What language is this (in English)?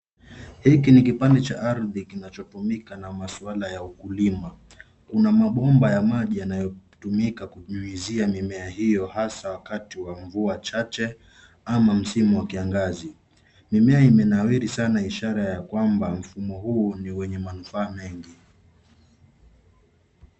Swahili